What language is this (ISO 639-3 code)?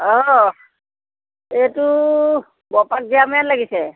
asm